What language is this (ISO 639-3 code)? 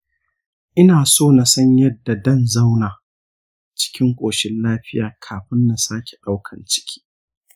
hau